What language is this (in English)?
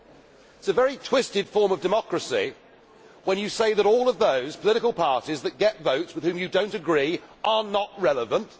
English